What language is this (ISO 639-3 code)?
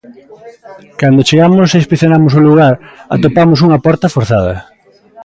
glg